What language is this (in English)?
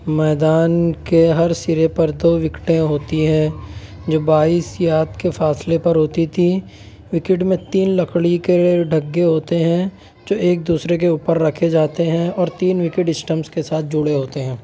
Urdu